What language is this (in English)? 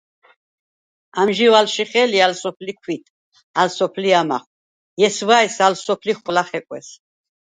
Svan